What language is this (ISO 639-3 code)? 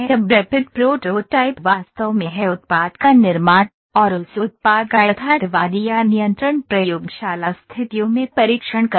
hin